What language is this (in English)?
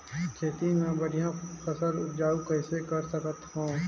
Chhattisgarhi